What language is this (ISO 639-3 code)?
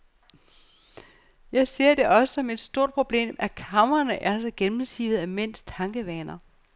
dan